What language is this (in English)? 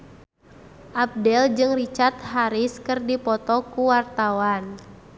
Sundanese